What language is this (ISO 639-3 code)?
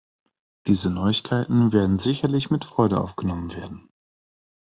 deu